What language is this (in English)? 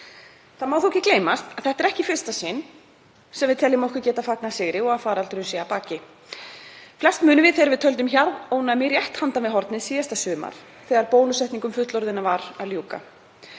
Icelandic